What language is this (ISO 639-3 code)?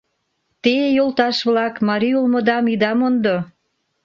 chm